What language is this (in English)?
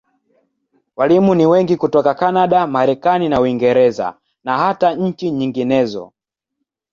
Swahili